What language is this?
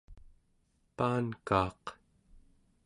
Central Yupik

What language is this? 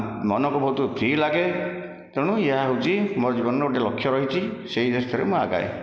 Odia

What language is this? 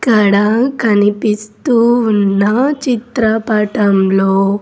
Telugu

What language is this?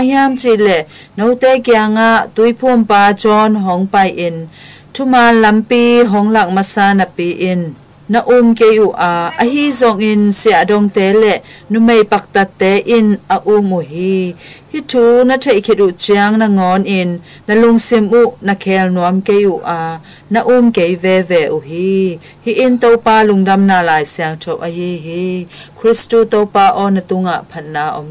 Thai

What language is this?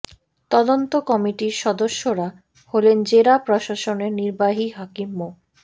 Bangla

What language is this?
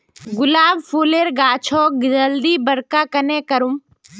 Magahi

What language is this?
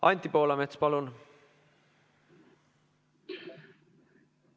Estonian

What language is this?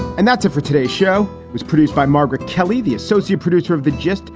English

